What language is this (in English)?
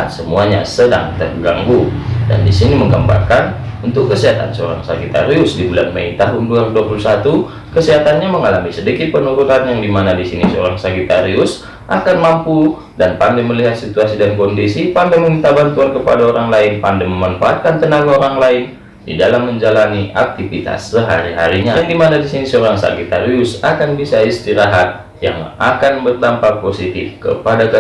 Indonesian